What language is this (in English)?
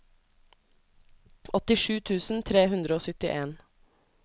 Norwegian